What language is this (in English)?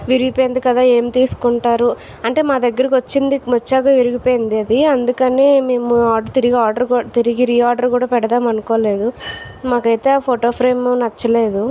Telugu